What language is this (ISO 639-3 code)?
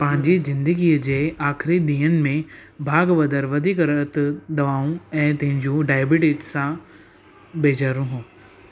snd